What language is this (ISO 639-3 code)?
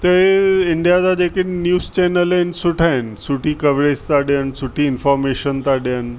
snd